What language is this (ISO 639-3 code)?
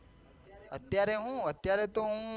guj